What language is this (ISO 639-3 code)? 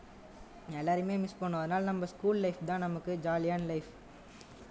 tam